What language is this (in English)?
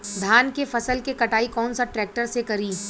Bhojpuri